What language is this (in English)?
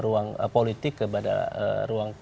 Indonesian